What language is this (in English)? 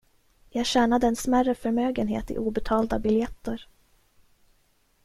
Swedish